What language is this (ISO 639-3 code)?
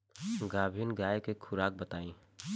bho